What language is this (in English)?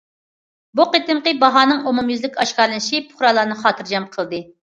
Uyghur